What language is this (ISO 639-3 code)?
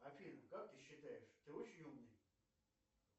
rus